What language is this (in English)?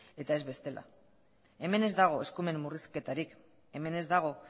Basque